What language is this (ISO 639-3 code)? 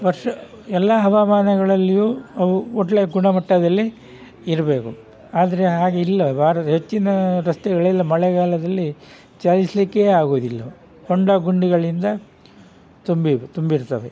kan